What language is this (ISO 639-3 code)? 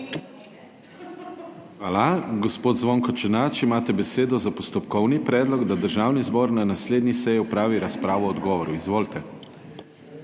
slv